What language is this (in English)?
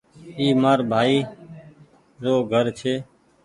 Goaria